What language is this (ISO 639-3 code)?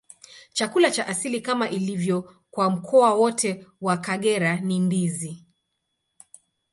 swa